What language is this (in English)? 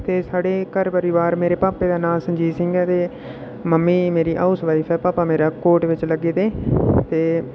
Dogri